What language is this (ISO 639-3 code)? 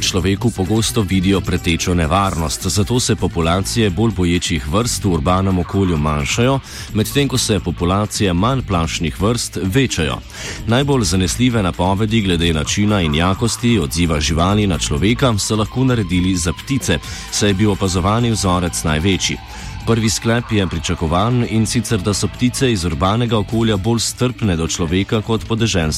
hrv